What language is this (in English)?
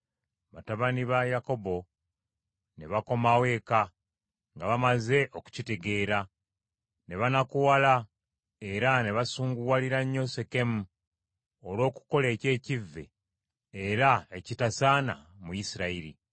Ganda